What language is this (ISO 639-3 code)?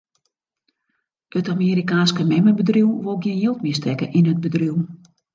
fry